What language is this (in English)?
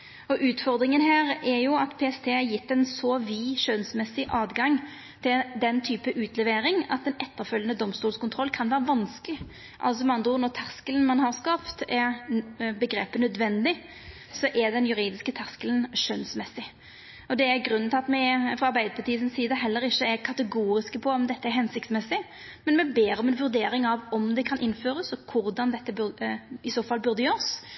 Norwegian Nynorsk